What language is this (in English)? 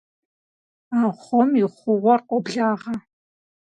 Kabardian